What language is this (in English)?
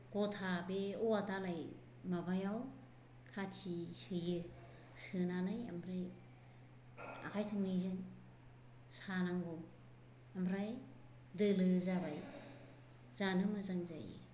Bodo